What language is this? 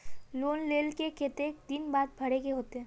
Magahi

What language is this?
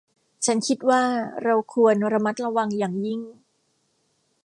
Thai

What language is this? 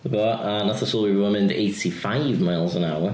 Welsh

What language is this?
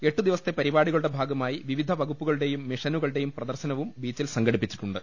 Malayalam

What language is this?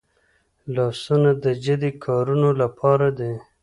Pashto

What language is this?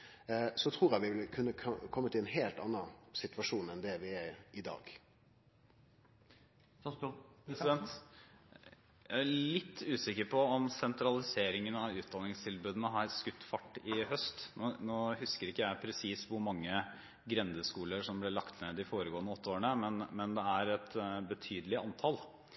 Norwegian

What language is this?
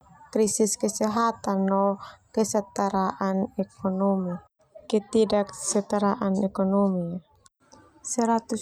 Termanu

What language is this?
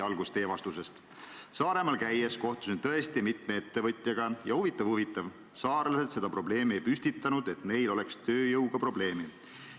Estonian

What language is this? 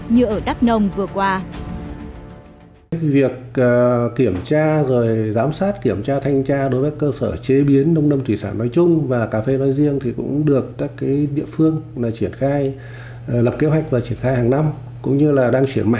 Vietnamese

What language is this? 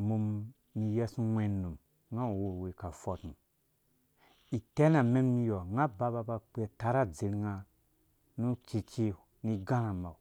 Dũya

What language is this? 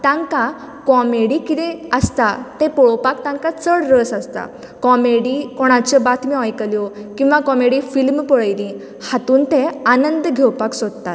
Konkani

